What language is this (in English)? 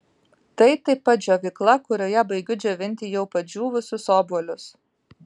Lithuanian